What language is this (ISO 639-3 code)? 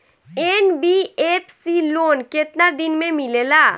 bho